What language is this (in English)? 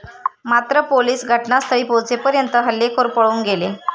Marathi